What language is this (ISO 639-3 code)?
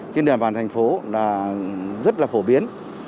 vie